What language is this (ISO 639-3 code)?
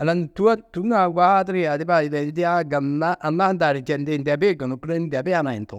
tuq